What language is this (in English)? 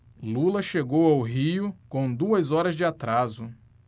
Portuguese